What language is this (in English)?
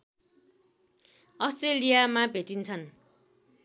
Nepali